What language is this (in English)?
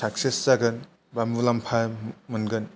Bodo